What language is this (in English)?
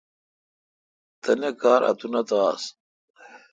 Kalkoti